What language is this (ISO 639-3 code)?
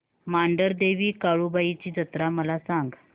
mar